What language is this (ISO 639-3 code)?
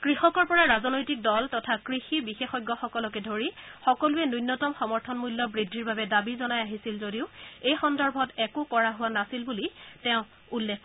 asm